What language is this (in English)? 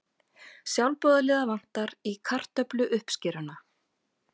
Icelandic